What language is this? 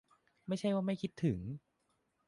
Thai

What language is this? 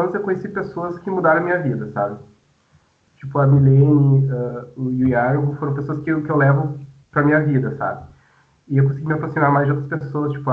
Portuguese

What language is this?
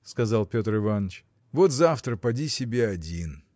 Russian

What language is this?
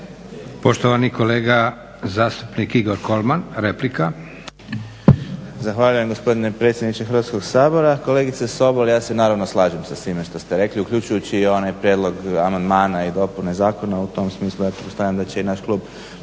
Croatian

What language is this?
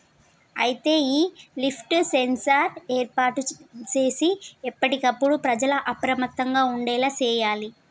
Telugu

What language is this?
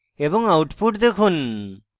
Bangla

